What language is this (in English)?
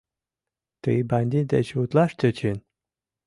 Mari